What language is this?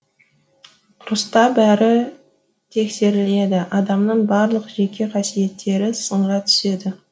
Kazakh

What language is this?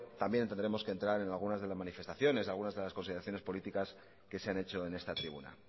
Spanish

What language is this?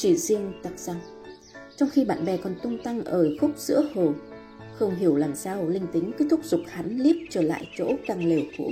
Vietnamese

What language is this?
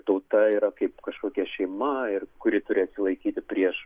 Lithuanian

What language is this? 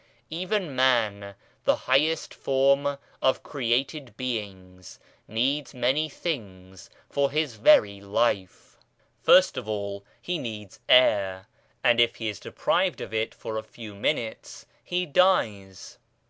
English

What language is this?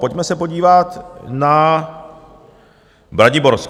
Czech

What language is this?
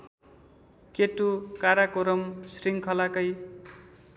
Nepali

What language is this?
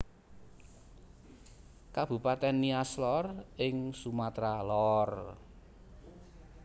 Javanese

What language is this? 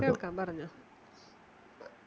Malayalam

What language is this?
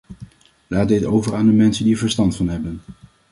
Dutch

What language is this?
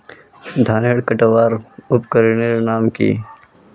Magahi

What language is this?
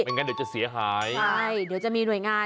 Thai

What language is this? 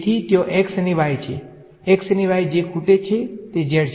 Gujarati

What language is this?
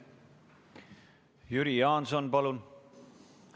Estonian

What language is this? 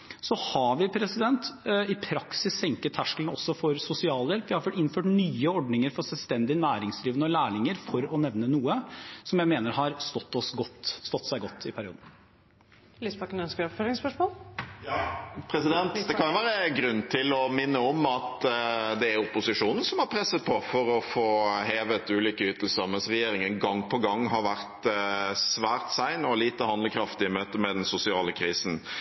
Norwegian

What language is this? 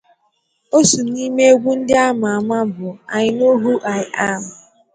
Igbo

